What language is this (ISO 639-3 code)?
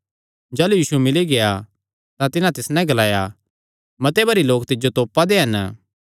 xnr